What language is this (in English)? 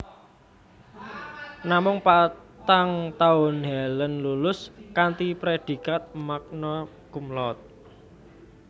Javanese